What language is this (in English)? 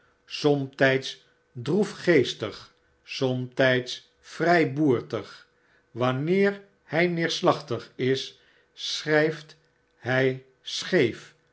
Dutch